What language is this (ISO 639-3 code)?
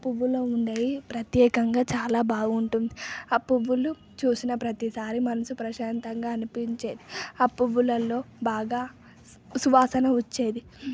tel